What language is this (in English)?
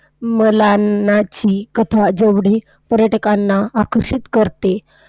Marathi